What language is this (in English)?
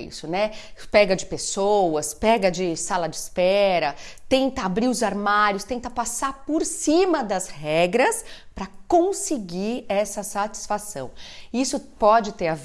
Portuguese